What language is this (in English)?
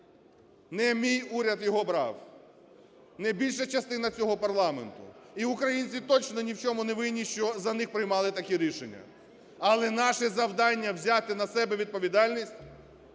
Ukrainian